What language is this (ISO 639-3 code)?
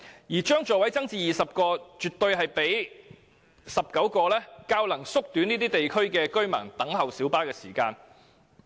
yue